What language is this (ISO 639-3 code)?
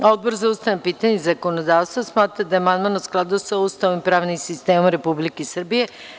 srp